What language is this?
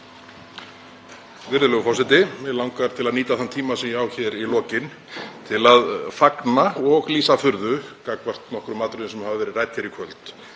Icelandic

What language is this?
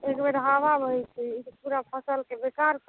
Maithili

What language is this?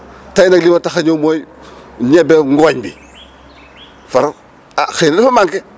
Wolof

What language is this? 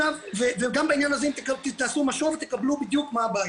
Hebrew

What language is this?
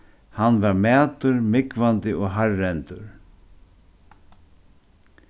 Faroese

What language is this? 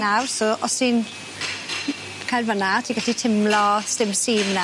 Welsh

